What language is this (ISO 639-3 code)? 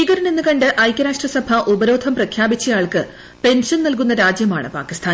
mal